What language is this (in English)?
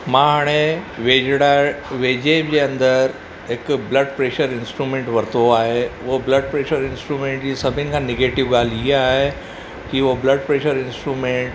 Sindhi